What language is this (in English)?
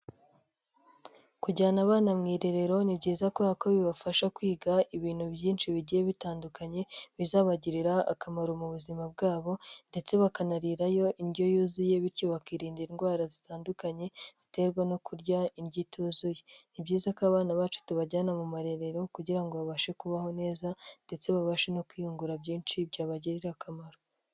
Kinyarwanda